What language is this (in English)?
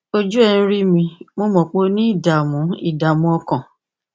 Yoruba